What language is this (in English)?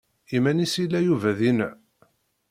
Kabyle